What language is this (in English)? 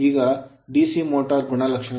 Kannada